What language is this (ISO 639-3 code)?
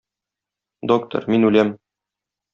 tat